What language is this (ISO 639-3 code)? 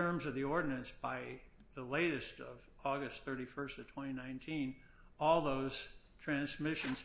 eng